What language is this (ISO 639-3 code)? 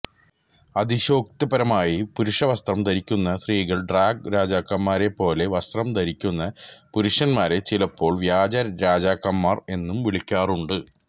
mal